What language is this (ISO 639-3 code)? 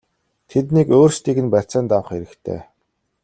mon